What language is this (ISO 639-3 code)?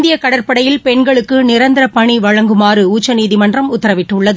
tam